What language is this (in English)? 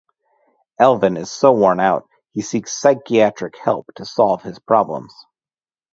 English